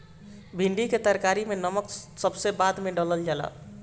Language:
Bhojpuri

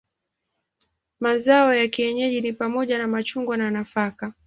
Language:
Swahili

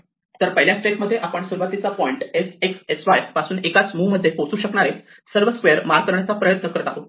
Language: Marathi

